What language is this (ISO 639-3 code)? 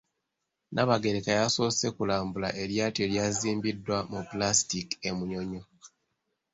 lug